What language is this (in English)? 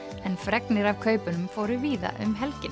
Icelandic